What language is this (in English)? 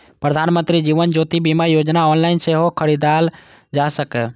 Maithili